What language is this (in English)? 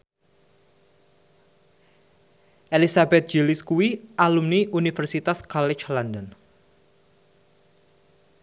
Javanese